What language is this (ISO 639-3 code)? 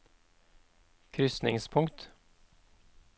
nor